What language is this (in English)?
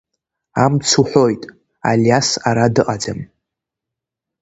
Abkhazian